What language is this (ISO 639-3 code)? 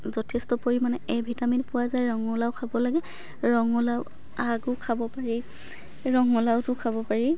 asm